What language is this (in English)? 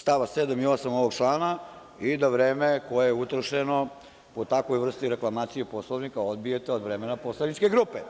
Serbian